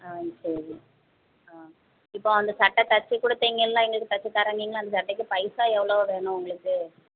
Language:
Tamil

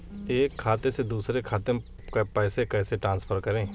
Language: Hindi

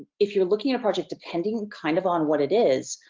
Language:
English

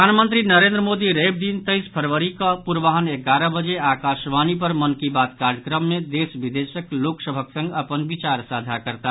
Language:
Maithili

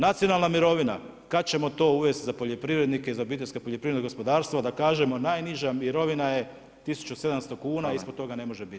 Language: Croatian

